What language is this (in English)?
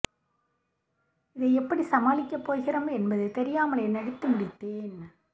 Tamil